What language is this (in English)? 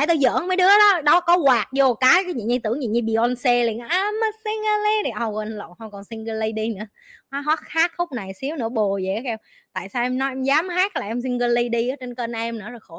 Vietnamese